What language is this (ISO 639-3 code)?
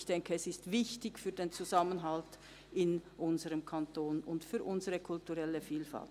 gsw